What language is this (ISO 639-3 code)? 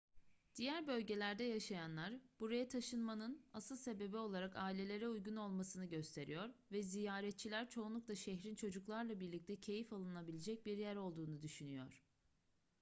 tur